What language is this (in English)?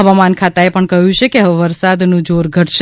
Gujarati